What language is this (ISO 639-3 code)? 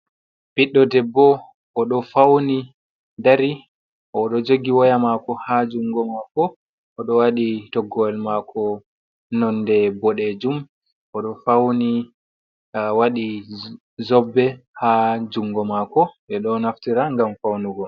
ful